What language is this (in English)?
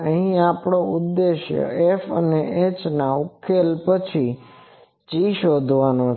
Gujarati